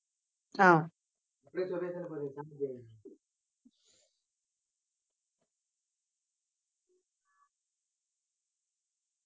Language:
Tamil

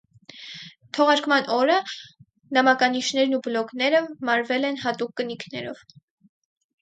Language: Armenian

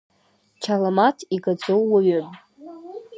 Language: Abkhazian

